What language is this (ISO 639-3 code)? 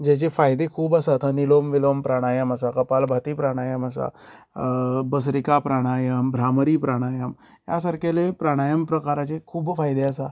kok